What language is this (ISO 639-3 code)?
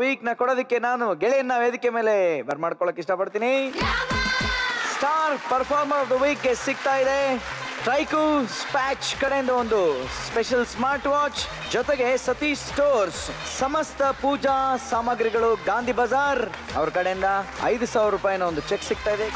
kan